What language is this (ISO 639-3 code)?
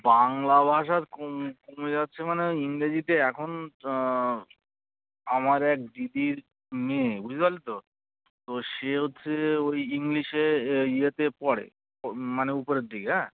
ben